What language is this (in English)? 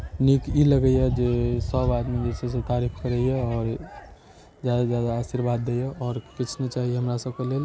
Maithili